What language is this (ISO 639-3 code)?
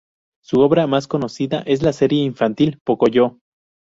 spa